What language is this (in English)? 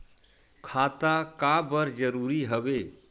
Chhattisgarhi